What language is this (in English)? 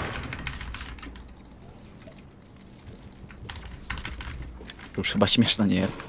Polish